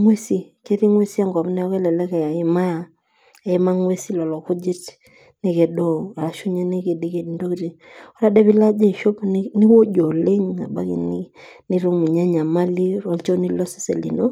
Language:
Masai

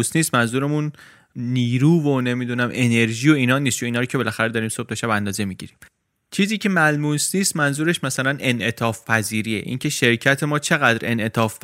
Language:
Persian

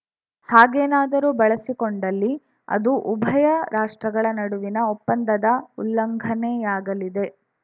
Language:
Kannada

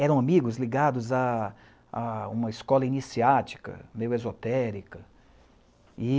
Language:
Portuguese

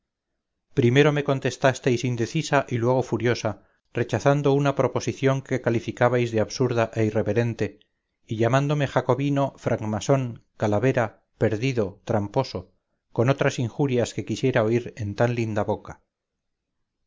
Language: Spanish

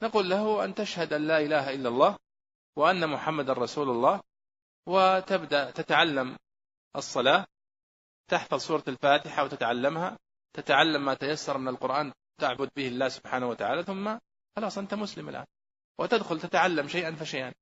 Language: Arabic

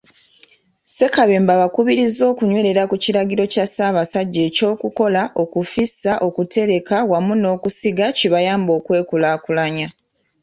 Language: Ganda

